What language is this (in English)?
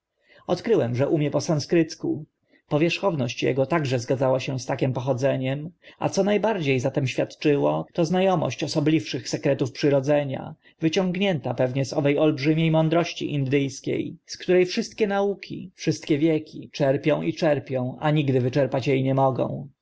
Polish